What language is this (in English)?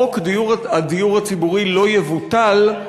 Hebrew